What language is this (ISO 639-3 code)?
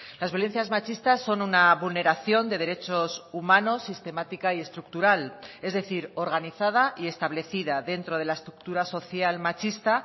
spa